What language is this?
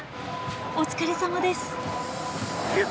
Japanese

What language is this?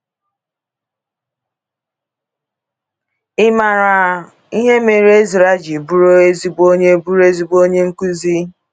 Igbo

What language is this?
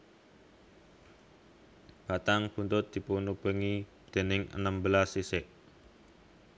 Javanese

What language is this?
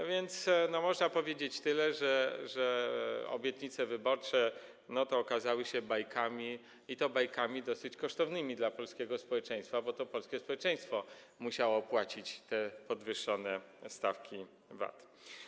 Polish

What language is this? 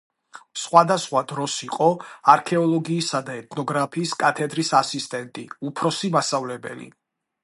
Georgian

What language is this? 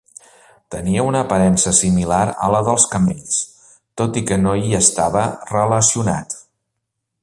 Catalan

